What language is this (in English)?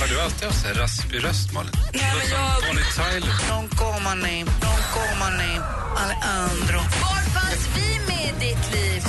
Swedish